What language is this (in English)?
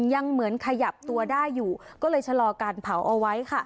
Thai